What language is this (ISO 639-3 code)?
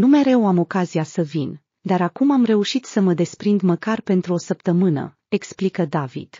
ron